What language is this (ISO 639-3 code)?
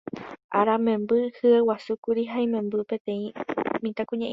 grn